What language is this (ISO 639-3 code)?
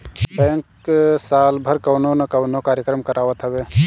bho